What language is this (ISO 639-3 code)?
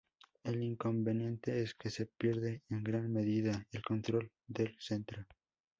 spa